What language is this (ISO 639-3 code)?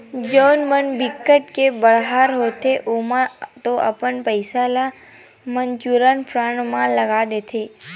hne